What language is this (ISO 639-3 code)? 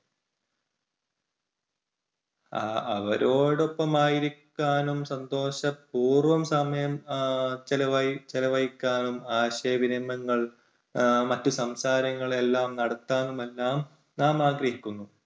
mal